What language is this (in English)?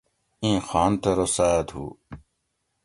Gawri